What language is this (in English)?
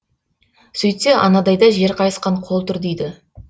Kazakh